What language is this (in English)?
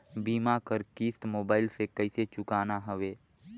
Chhattisgarhi